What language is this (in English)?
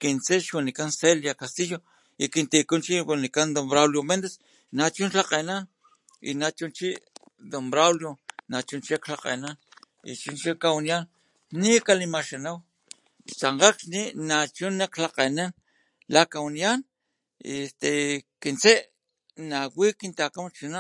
Papantla Totonac